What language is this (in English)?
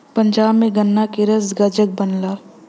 Bhojpuri